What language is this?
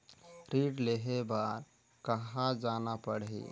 Chhattisgarhi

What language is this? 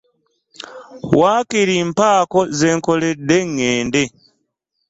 Ganda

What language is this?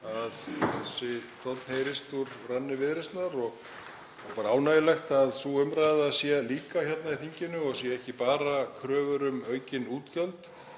Icelandic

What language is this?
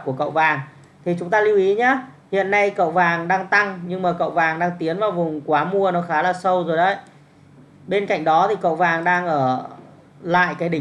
Vietnamese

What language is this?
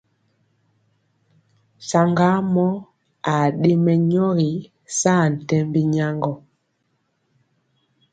Mpiemo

